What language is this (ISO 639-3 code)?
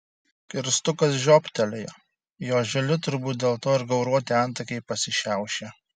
lit